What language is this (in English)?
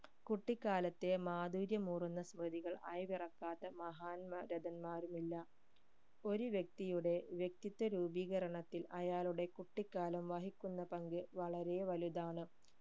Malayalam